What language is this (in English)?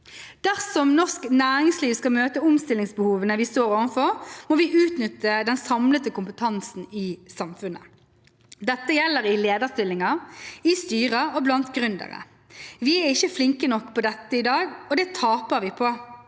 Norwegian